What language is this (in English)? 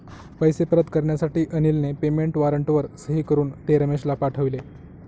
Marathi